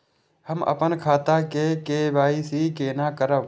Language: Maithili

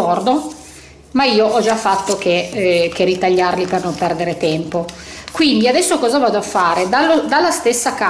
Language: Italian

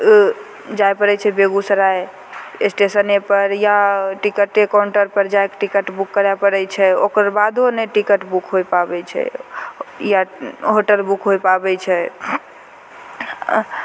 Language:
Maithili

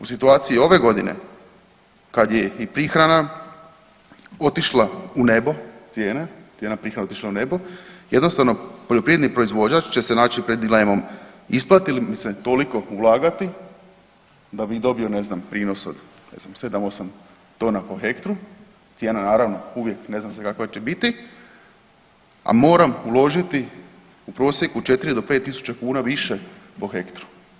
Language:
Croatian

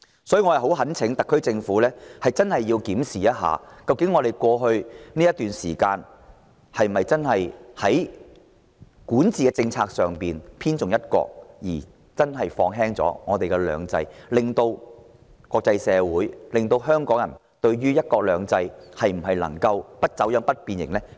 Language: Cantonese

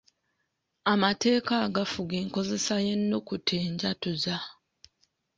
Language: Ganda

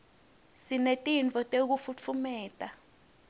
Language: Swati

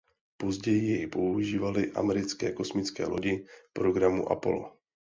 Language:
Czech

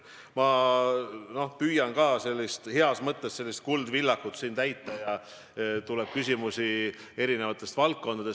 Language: Estonian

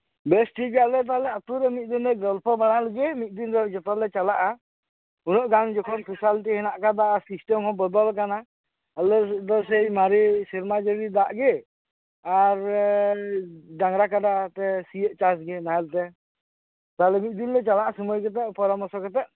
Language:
Santali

